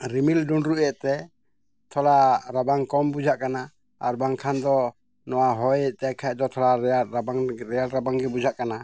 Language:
Santali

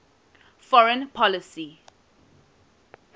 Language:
English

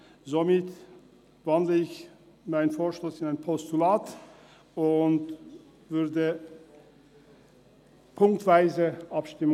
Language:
Swiss German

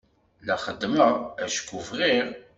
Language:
Kabyle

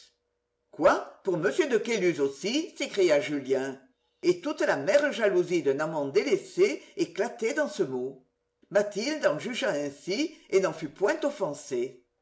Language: French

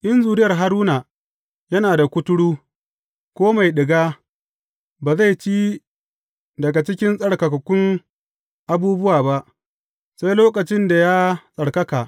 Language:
Hausa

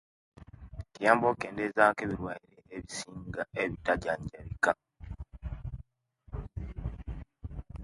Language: Kenyi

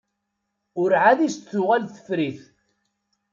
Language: Kabyle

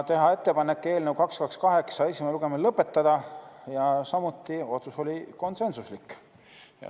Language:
Estonian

